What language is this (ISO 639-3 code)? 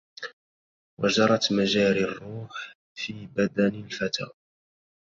ara